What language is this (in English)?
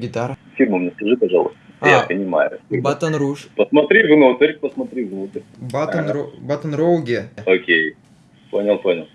Russian